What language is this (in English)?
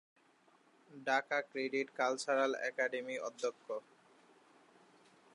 Bangla